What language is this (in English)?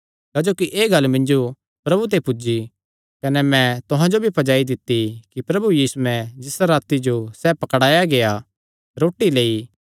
Kangri